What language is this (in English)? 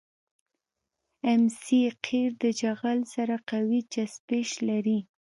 Pashto